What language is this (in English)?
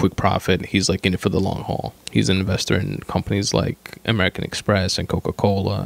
English